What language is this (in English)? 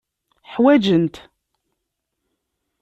Kabyle